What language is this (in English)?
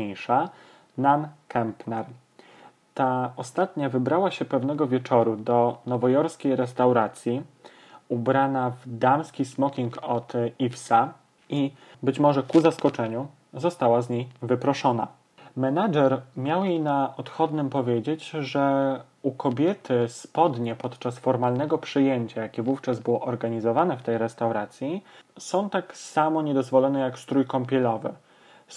Polish